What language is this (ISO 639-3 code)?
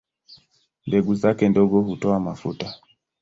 swa